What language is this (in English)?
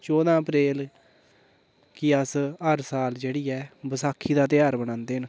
Dogri